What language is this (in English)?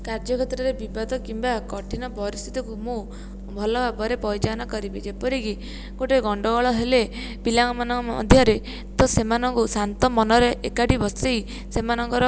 Odia